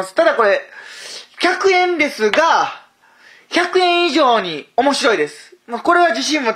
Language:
Japanese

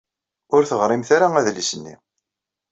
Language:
Kabyle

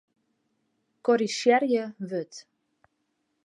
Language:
Western Frisian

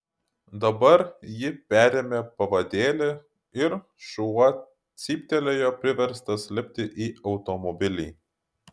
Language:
Lithuanian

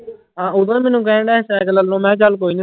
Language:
Punjabi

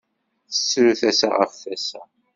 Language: Kabyle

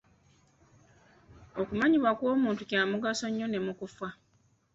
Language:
Ganda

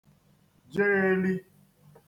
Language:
Igbo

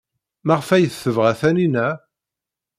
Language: Kabyle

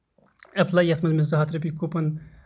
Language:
Kashmiri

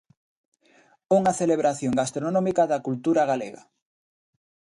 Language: Galician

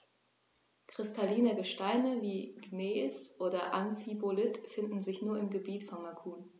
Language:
German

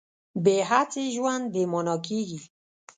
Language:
Pashto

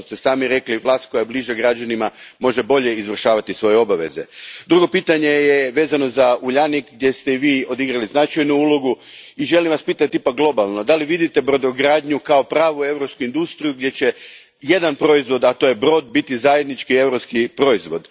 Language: Croatian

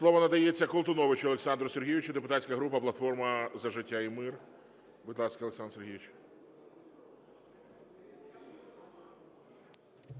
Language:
Ukrainian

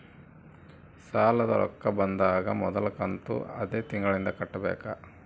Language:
Kannada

